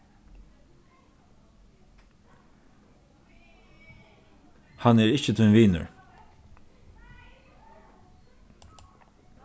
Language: Faroese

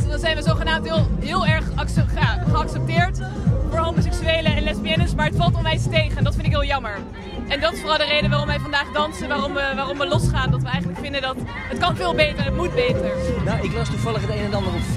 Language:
Dutch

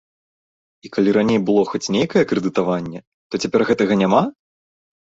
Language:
Belarusian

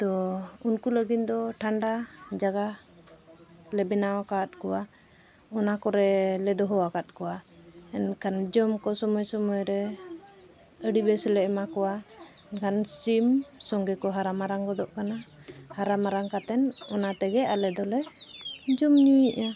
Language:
Santali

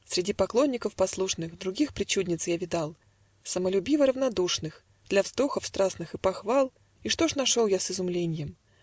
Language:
Russian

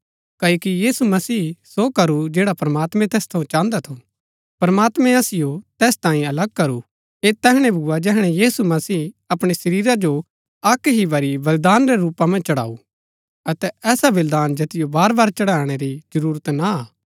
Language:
Gaddi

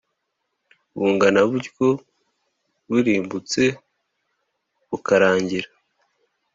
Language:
Kinyarwanda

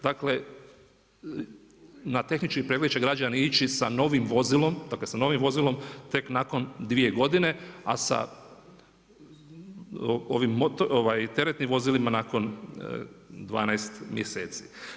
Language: Croatian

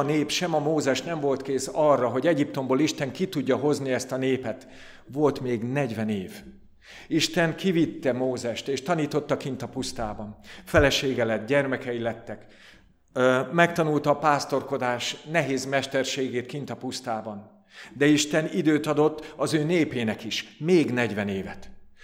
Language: Hungarian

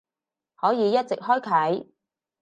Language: Cantonese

